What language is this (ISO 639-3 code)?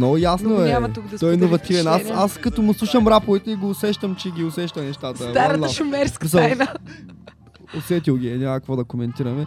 bul